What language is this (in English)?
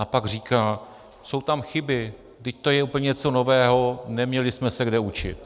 Czech